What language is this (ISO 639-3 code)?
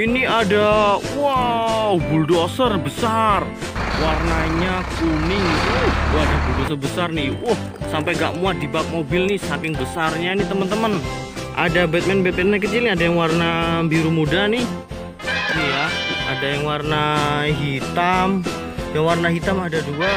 ind